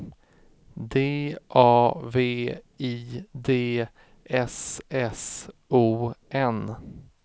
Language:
Swedish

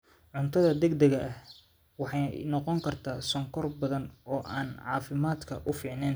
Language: Somali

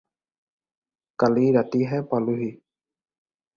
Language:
Assamese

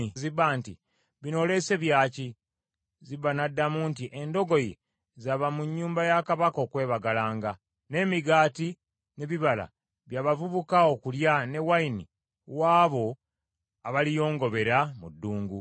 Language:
Ganda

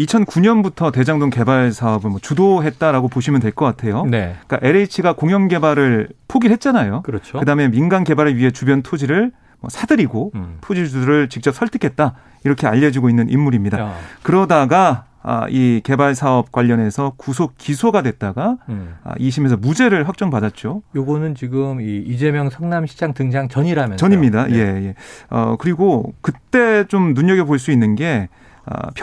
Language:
Korean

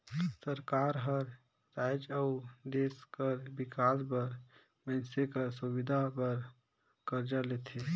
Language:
Chhattisgarhi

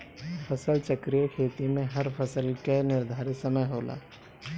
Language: Bhojpuri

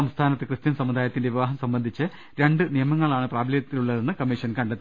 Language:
Malayalam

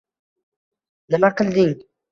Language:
Uzbek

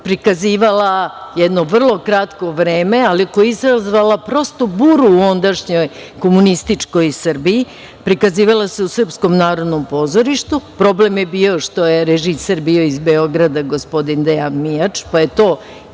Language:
Serbian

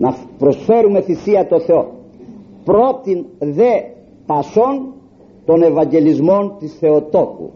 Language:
Greek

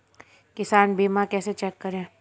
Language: Hindi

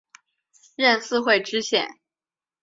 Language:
Chinese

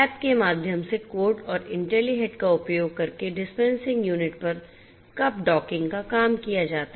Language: Hindi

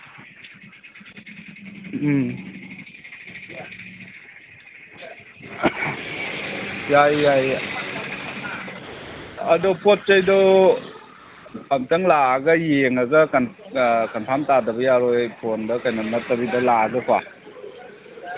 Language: Manipuri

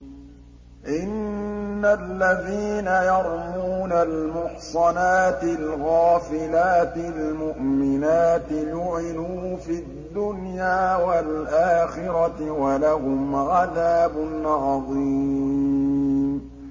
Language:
Arabic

